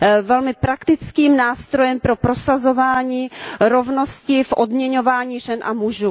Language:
Czech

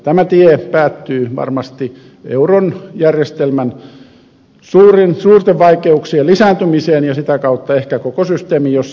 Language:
Finnish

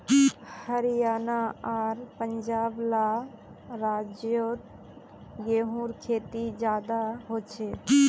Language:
Magahi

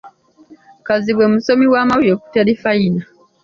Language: Ganda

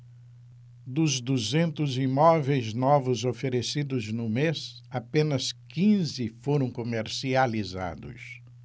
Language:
Portuguese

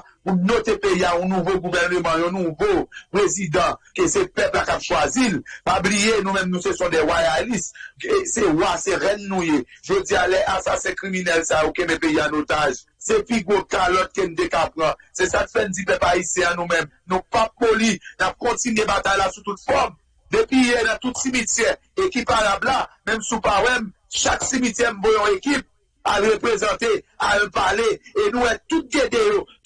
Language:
French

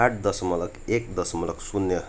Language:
Nepali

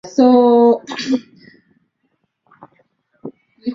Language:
Swahili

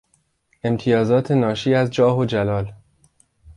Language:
Persian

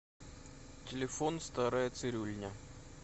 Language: Russian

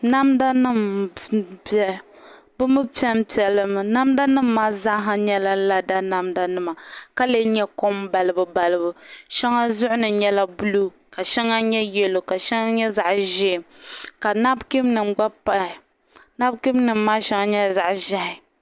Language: Dagbani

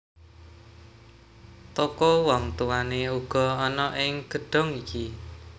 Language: Javanese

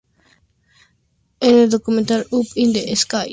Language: Spanish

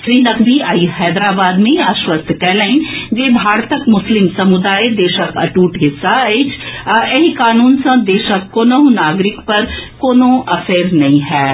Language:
Maithili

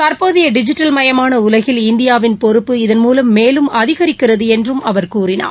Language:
Tamil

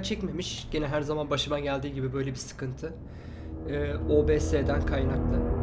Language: Turkish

